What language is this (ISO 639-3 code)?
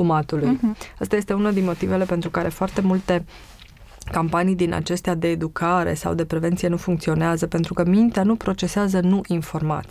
ron